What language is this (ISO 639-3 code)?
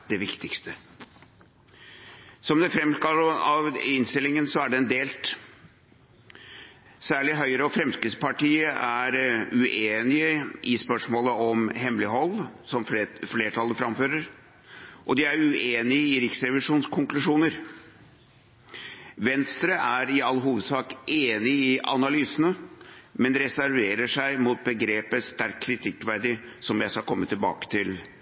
nob